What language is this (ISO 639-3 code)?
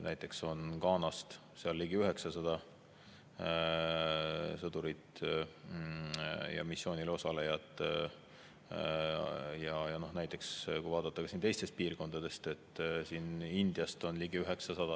est